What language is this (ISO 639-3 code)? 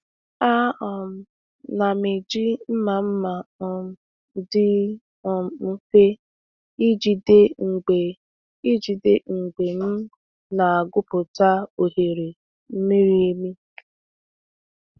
ibo